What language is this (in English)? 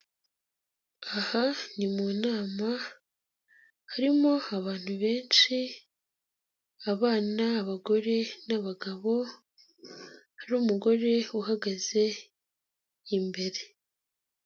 Kinyarwanda